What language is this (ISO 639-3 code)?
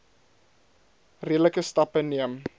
afr